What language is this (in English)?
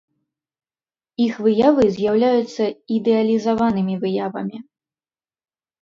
Belarusian